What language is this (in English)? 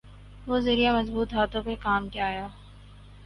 Urdu